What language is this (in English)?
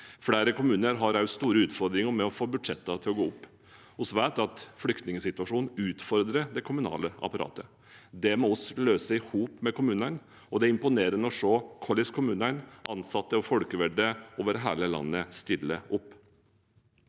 Norwegian